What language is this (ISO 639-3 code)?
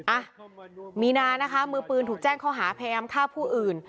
tha